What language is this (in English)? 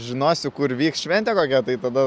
Lithuanian